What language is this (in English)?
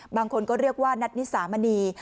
Thai